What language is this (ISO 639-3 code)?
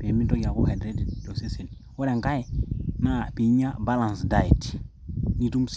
mas